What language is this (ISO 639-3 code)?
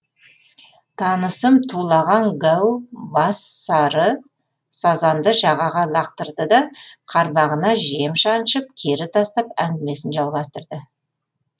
kaz